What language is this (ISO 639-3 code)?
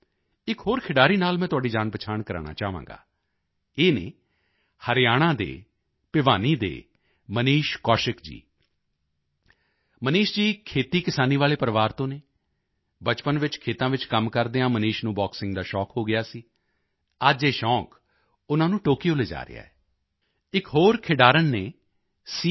pan